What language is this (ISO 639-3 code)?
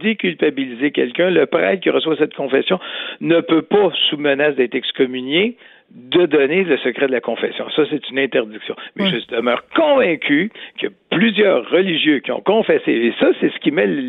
fra